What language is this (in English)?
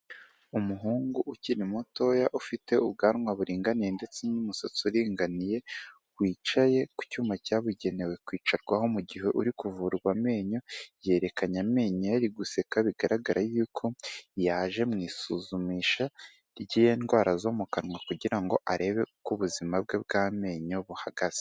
Kinyarwanda